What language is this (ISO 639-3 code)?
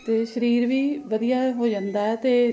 pan